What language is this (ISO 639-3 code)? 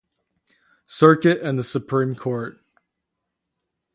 eng